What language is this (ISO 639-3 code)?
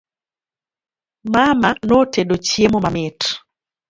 luo